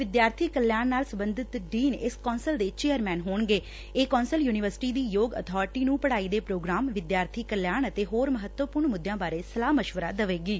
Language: Punjabi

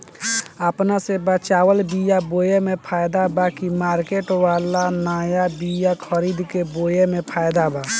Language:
Bhojpuri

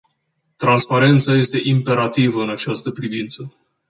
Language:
Romanian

